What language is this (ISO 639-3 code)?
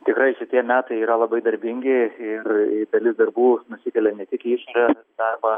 lit